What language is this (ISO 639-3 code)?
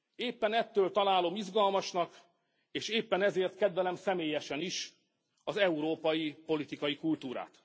hun